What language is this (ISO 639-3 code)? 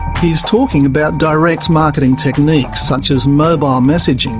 eng